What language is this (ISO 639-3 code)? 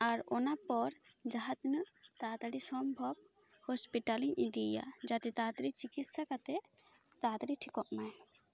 sat